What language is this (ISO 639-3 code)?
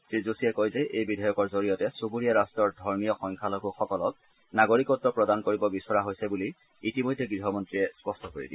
asm